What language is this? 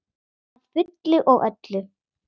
Icelandic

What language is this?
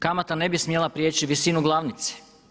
Croatian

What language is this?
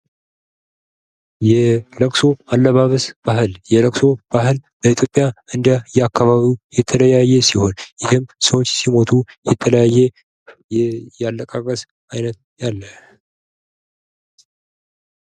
Amharic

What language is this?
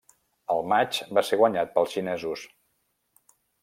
Catalan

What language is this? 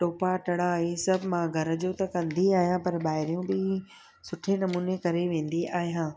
Sindhi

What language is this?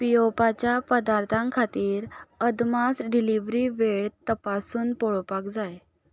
Konkani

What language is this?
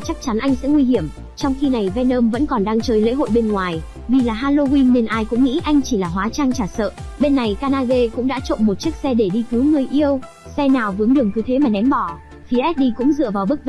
Vietnamese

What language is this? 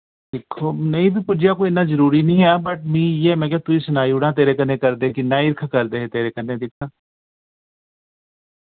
Dogri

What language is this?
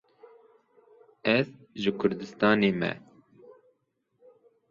Kurdish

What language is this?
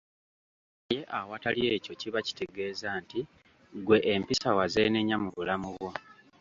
Ganda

